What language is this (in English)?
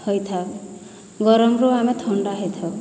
Odia